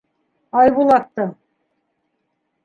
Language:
Bashkir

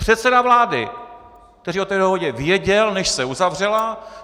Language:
Czech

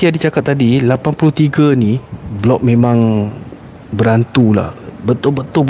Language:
Malay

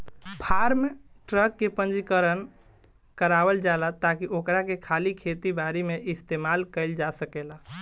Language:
Bhojpuri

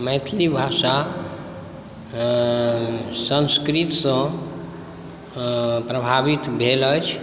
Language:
Maithili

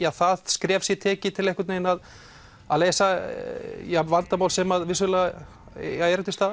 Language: Icelandic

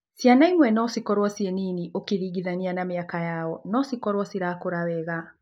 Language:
Kikuyu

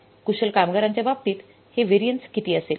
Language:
Marathi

